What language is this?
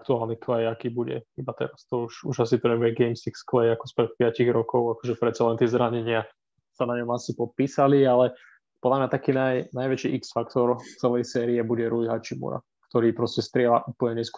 Slovak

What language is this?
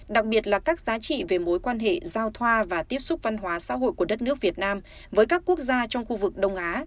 Vietnamese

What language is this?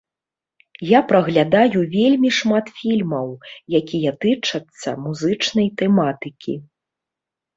Belarusian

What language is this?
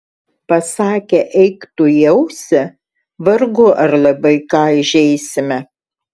Lithuanian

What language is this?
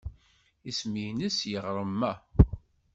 Kabyle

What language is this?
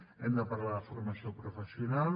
Catalan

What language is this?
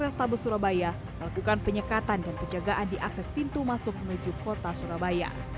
Indonesian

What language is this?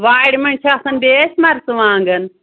Kashmiri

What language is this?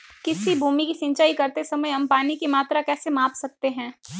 Hindi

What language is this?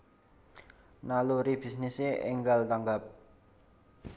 Javanese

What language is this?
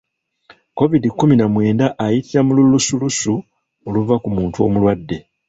Ganda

